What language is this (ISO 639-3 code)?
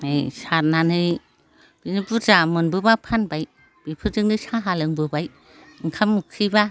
brx